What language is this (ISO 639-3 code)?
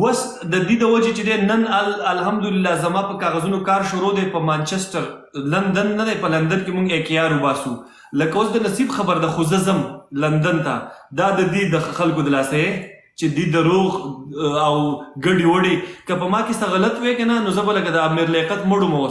ara